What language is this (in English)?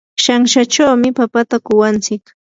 Yanahuanca Pasco Quechua